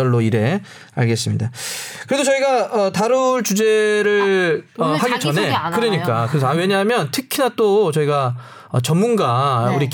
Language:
Korean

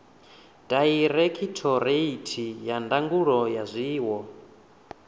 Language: Venda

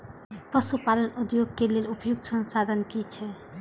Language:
Maithili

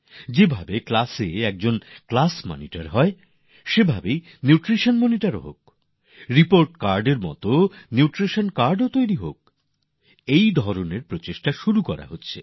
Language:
Bangla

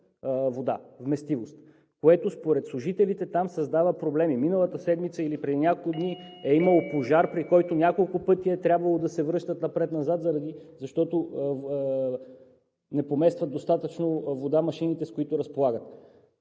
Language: Bulgarian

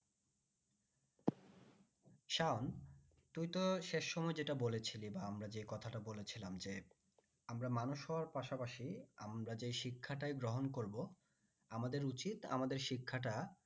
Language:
Bangla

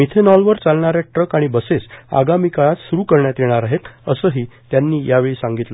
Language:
Marathi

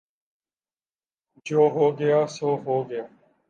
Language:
Urdu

